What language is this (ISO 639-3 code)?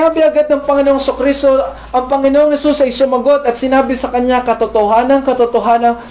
fil